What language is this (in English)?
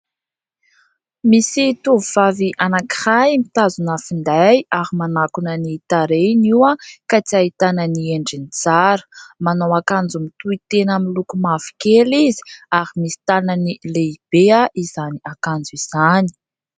Malagasy